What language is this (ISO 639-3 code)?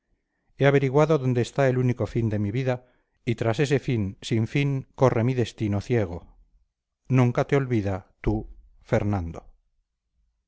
spa